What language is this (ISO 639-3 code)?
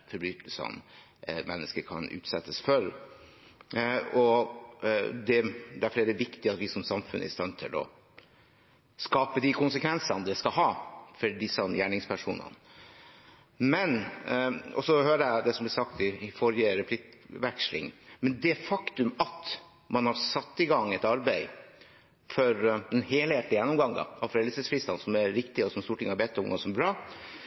nob